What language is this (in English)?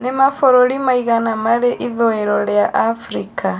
Kikuyu